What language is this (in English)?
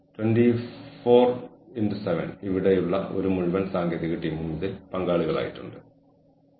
Malayalam